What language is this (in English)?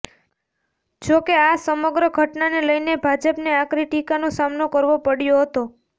Gujarati